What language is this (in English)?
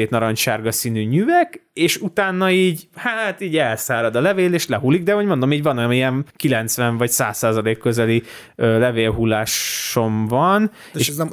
Hungarian